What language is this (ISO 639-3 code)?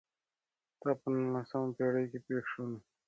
pus